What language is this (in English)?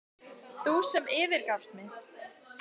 Icelandic